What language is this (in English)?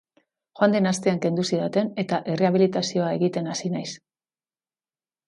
Basque